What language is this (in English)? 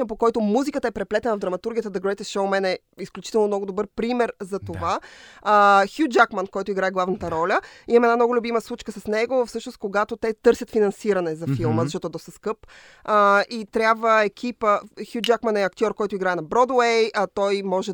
Bulgarian